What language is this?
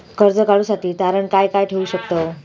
Marathi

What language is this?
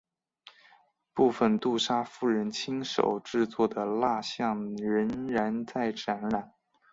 Chinese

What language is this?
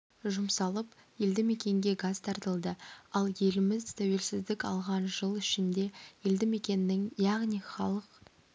Kazakh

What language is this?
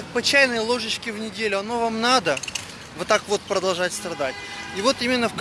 Russian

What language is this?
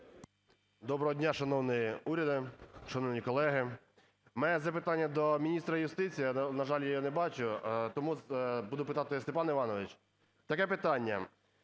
Ukrainian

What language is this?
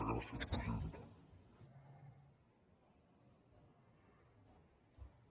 Catalan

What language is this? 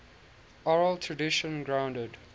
English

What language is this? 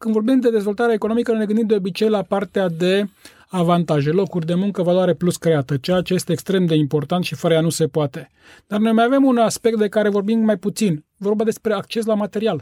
Romanian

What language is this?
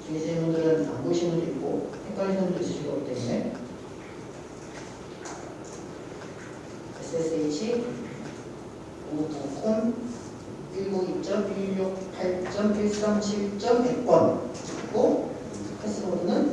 Korean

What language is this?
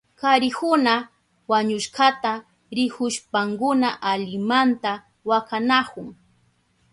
Southern Pastaza Quechua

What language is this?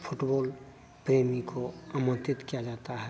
Hindi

